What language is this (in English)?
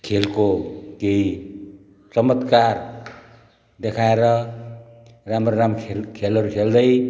Nepali